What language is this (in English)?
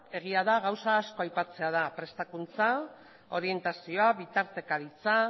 Basque